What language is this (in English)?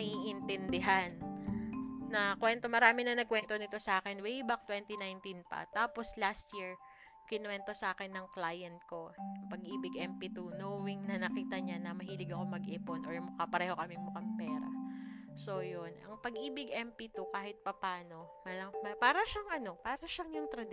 Filipino